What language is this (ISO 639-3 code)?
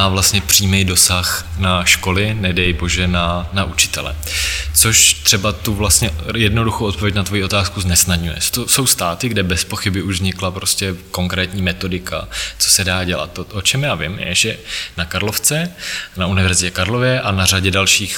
ces